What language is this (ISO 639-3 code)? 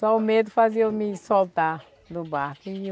por